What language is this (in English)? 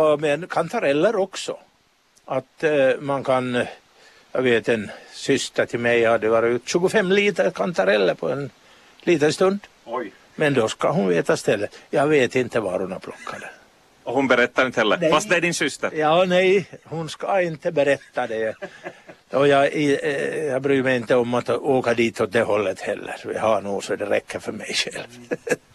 Swedish